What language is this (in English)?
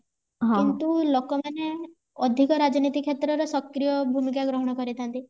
Odia